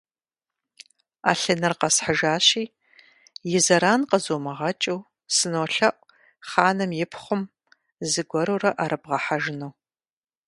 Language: Kabardian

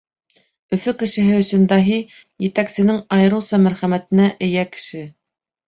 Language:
Bashkir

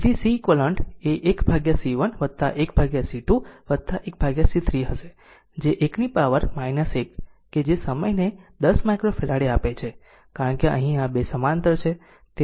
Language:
Gujarati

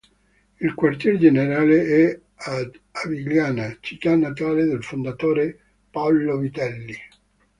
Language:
Italian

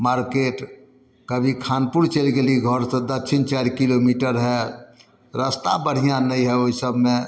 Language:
Maithili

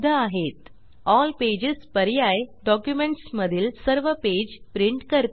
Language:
Marathi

